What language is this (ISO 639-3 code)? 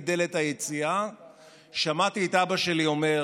heb